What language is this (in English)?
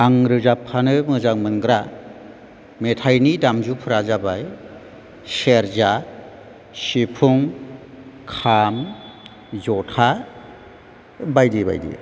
Bodo